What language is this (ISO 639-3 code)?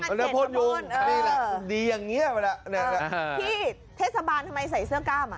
tha